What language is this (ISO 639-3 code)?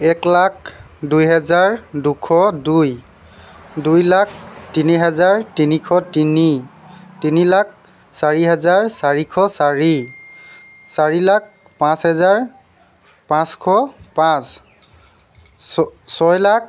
asm